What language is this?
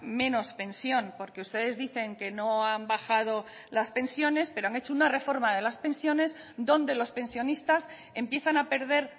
Spanish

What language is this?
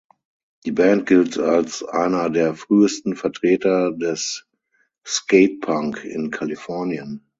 German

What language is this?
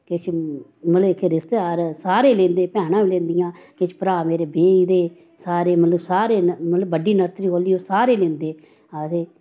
Dogri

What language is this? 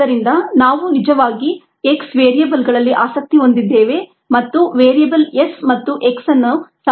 Kannada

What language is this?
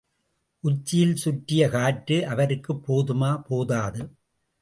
Tamil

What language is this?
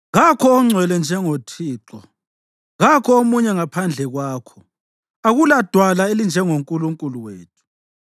North Ndebele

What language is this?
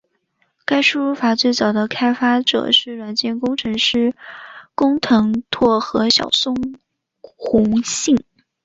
Chinese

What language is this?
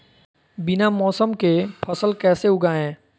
Magahi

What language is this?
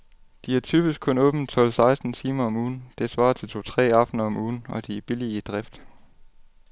Danish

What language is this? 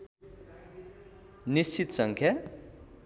Nepali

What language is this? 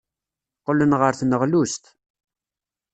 Kabyle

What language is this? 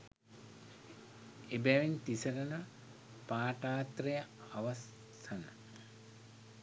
Sinhala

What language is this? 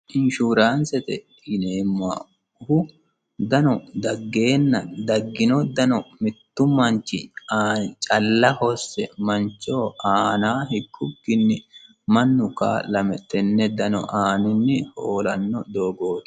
Sidamo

